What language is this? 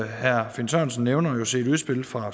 Danish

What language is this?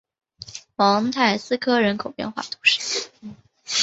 Chinese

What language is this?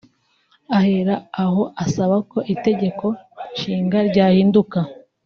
Kinyarwanda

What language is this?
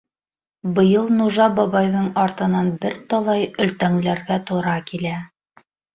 Bashkir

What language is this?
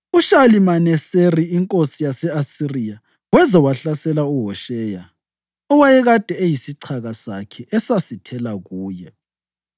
North Ndebele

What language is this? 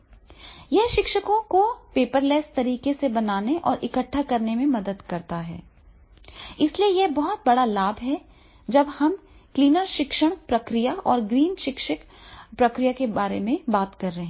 Hindi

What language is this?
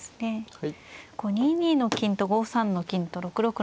Japanese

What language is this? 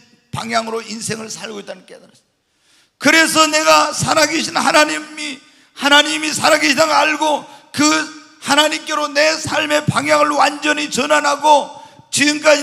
Korean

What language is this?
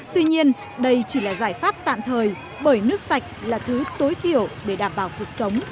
Vietnamese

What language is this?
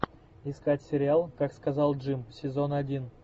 Russian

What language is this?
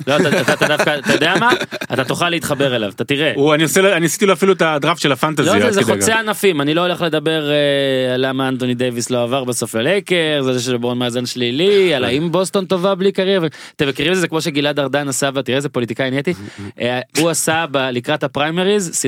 Hebrew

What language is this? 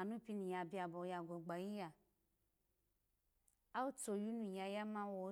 Alago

